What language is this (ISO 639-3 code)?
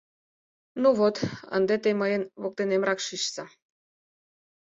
chm